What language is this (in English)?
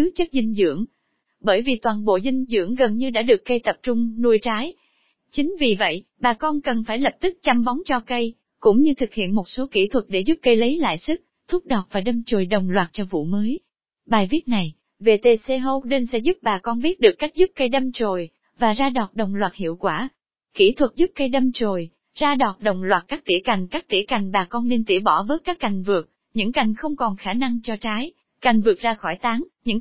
Vietnamese